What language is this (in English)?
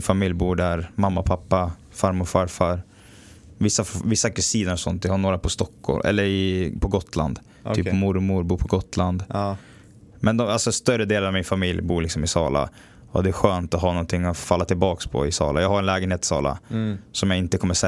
Swedish